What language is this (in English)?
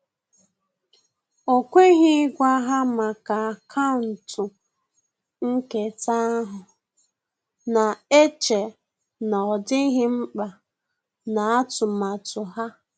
Igbo